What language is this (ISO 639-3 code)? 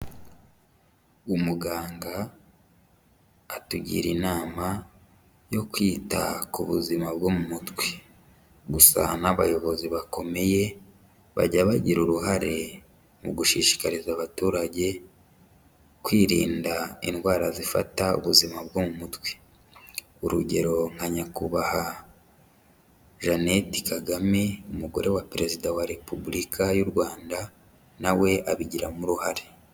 kin